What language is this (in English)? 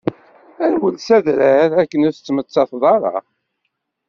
Kabyle